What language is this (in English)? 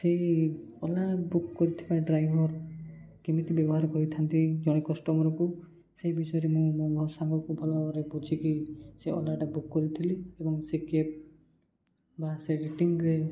Odia